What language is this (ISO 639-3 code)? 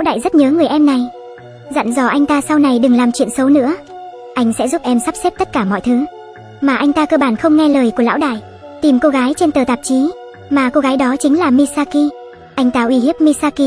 vie